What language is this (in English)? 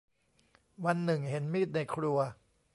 Thai